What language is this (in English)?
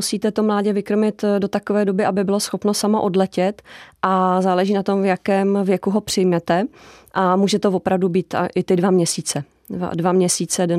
Czech